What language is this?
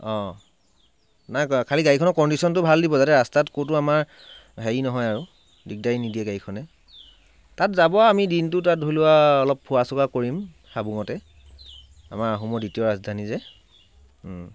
Assamese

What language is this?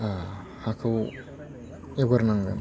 Bodo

